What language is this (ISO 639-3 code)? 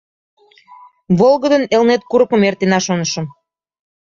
chm